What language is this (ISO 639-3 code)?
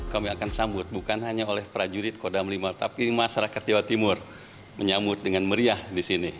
ind